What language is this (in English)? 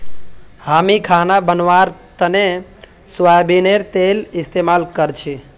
Magahi